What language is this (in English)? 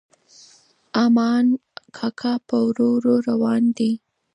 Pashto